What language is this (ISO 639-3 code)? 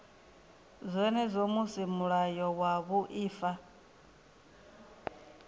ven